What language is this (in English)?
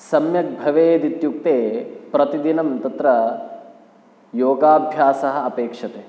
Sanskrit